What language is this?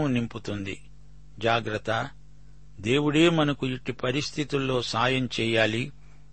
Telugu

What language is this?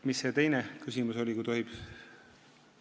Estonian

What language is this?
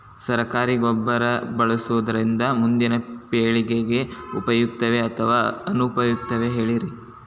Kannada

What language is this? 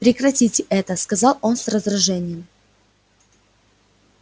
Russian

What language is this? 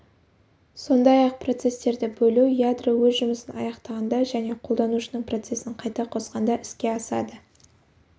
Kazakh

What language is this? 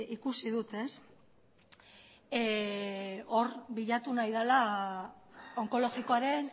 Basque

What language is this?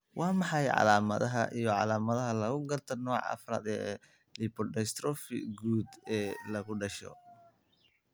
Somali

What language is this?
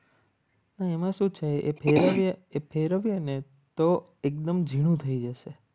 Gujarati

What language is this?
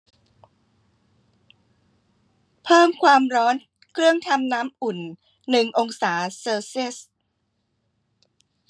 Thai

